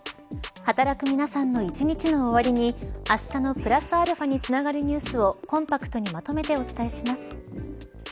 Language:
Japanese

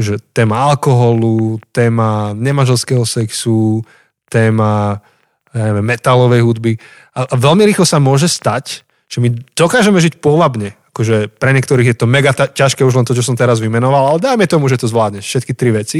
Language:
Slovak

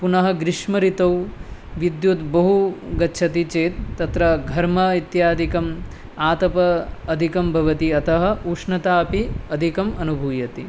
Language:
Sanskrit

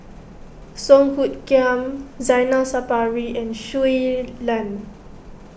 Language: English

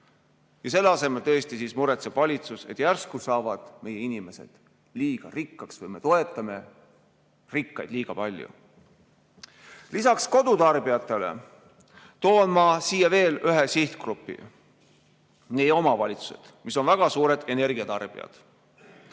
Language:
Estonian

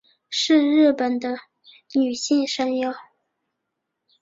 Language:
Chinese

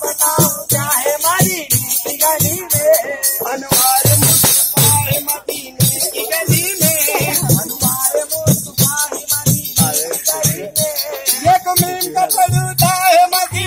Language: Indonesian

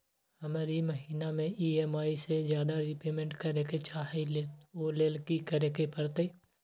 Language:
Magahi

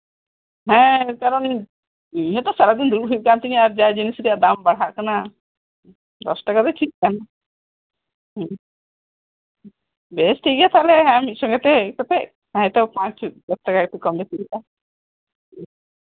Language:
Santali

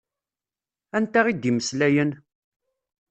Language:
Kabyle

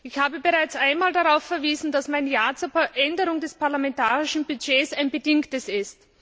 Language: German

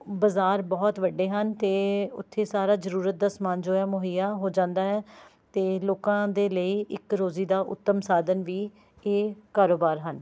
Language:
Punjabi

